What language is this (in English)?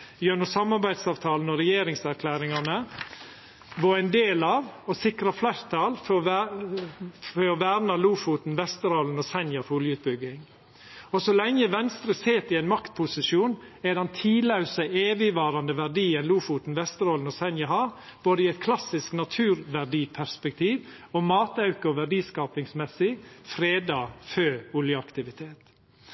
Norwegian Nynorsk